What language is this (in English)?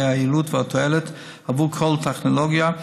Hebrew